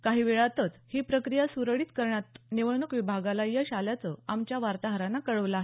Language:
Marathi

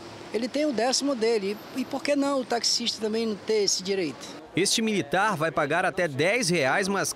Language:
Portuguese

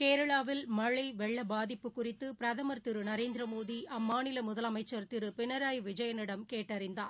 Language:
Tamil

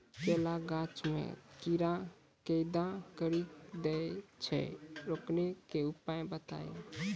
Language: Maithili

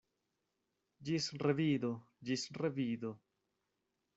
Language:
Esperanto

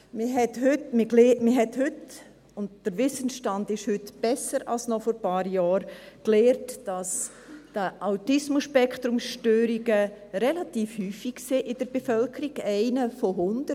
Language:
Swiss German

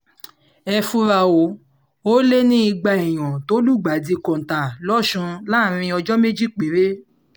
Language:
Yoruba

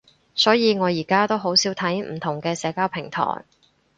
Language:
Cantonese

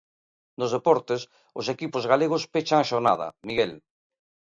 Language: Galician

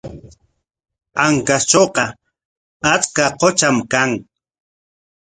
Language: Corongo Ancash Quechua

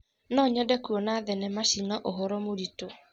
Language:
Kikuyu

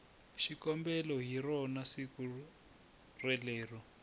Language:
Tsonga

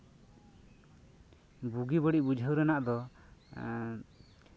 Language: Santali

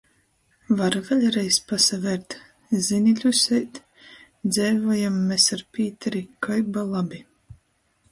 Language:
Latgalian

